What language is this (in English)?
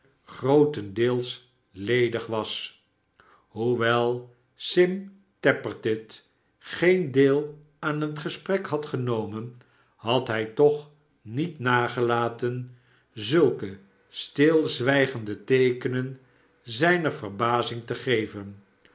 Dutch